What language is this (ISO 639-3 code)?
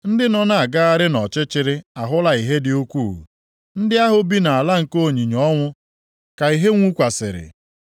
ibo